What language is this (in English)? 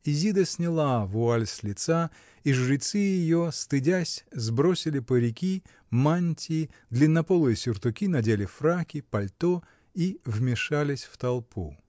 Russian